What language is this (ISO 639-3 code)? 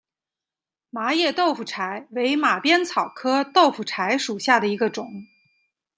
zho